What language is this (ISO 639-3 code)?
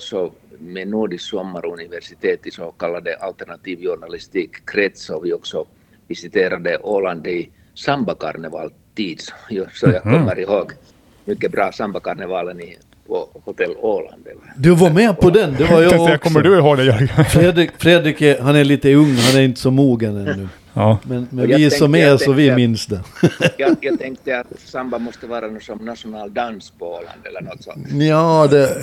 swe